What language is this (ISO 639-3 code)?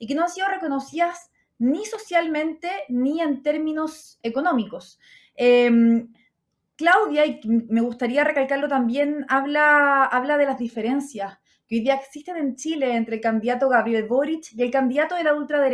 spa